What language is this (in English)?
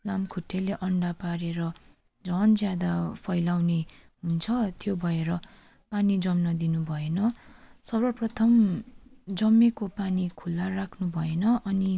Nepali